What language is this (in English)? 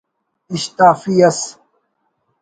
Brahui